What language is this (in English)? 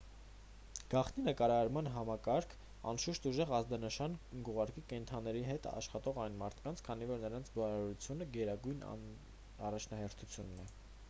Armenian